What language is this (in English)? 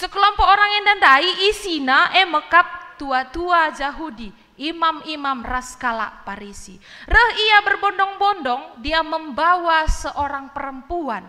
Indonesian